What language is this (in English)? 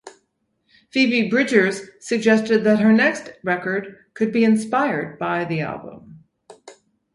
English